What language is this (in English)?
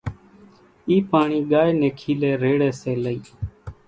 Kachi Koli